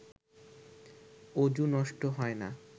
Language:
Bangla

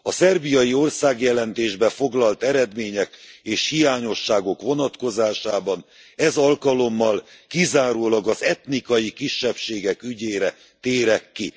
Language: Hungarian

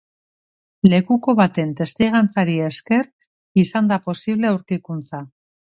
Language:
Basque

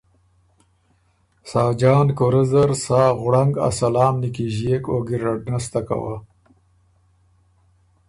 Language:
Ormuri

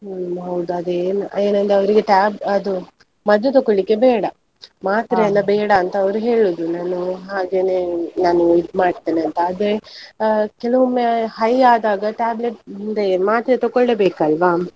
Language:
Kannada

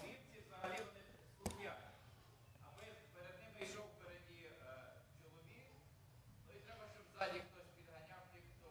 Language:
Ukrainian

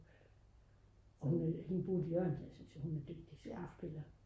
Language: Danish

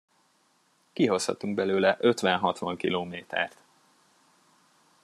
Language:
Hungarian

